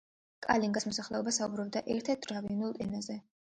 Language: Georgian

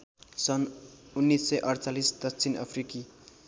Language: Nepali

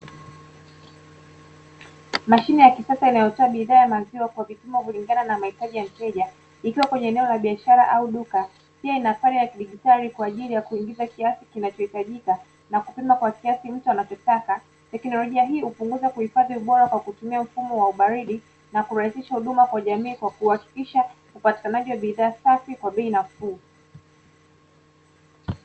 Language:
Swahili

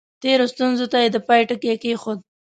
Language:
Pashto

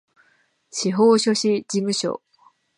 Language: Japanese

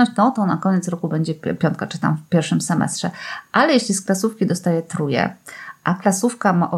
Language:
Polish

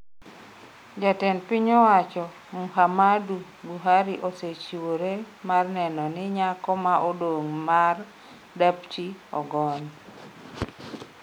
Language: Luo (Kenya and Tanzania)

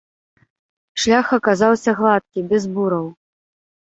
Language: Belarusian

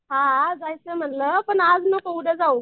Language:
Marathi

